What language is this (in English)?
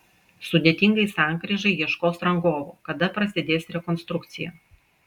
Lithuanian